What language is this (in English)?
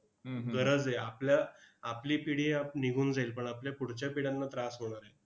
Marathi